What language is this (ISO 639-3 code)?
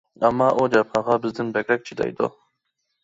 uig